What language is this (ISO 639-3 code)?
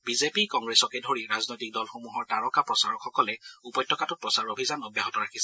asm